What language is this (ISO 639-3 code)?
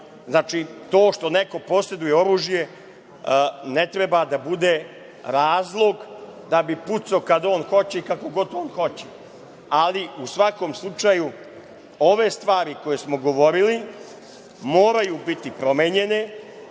srp